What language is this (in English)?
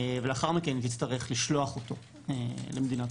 Hebrew